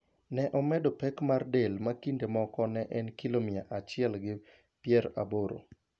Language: Luo (Kenya and Tanzania)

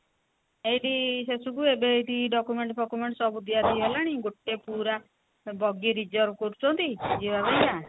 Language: Odia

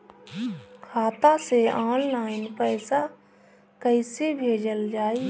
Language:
Bhojpuri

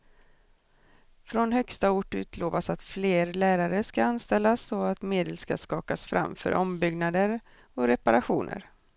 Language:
Swedish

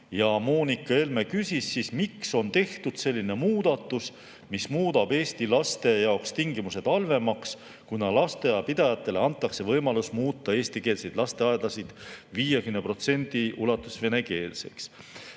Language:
Estonian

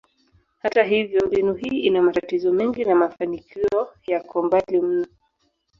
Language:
Swahili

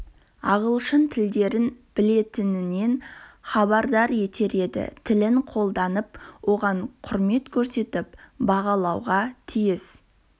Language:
Kazakh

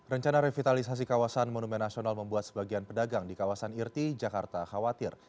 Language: Indonesian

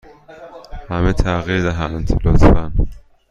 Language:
Persian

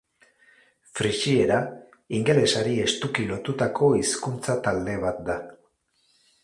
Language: Basque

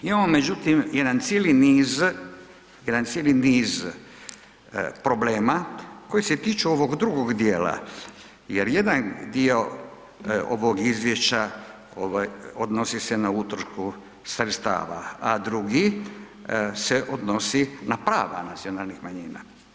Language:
Croatian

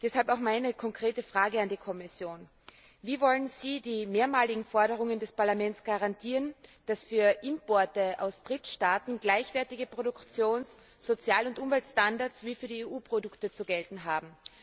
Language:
German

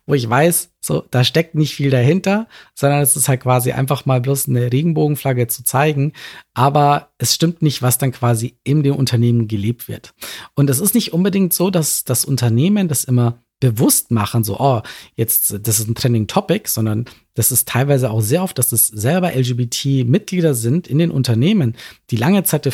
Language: German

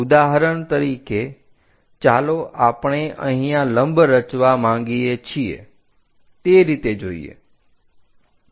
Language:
Gujarati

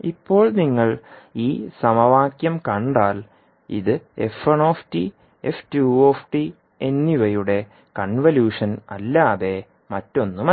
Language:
Malayalam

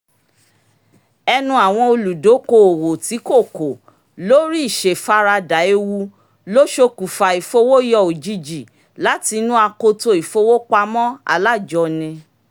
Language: Yoruba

